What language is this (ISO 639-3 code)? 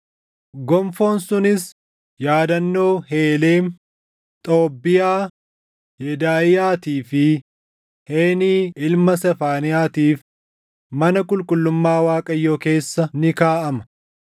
orm